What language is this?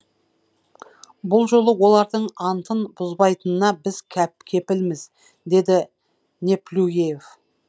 Kazakh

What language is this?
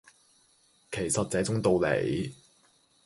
Cantonese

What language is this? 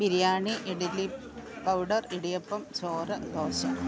Malayalam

